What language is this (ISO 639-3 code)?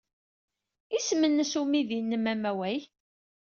kab